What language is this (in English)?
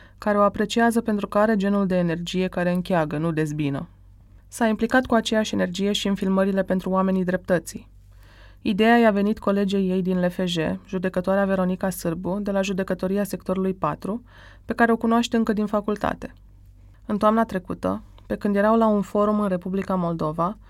Romanian